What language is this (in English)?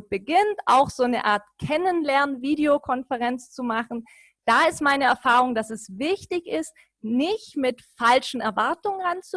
German